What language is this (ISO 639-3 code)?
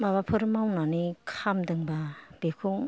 brx